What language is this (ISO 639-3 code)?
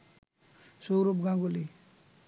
ben